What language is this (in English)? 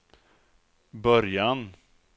Swedish